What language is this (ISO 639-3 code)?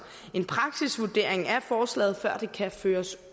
dan